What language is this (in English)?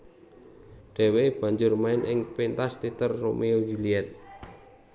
Javanese